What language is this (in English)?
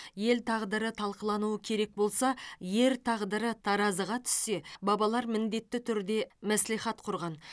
Kazakh